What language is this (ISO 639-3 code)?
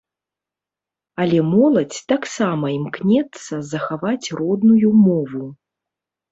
bel